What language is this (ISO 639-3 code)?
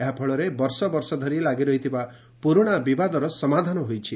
ori